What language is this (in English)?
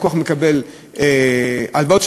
Hebrew